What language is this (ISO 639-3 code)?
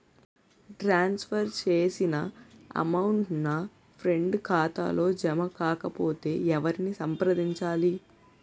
tel